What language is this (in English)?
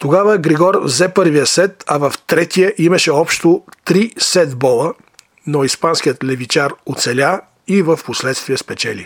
Bulgarian